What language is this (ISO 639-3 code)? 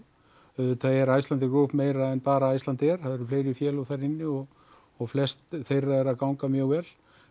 isl